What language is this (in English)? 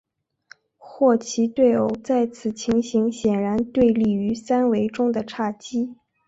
Chinese